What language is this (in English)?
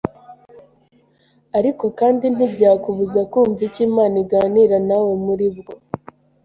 Kinyarwanda